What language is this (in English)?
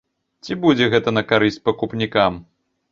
Belarusian